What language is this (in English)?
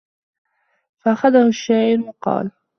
Arabic